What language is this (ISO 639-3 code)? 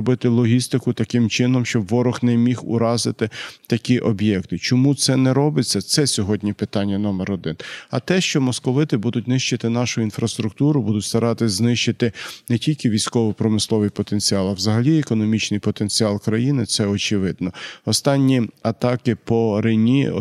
ukr